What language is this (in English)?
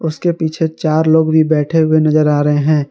Hindi